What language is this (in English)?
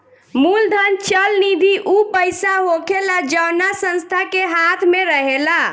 Bhojpuri